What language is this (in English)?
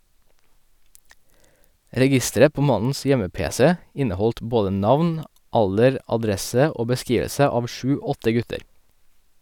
Norwegian